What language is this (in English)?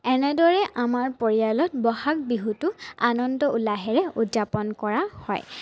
Assamese